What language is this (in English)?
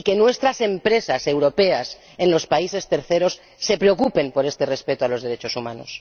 Spanish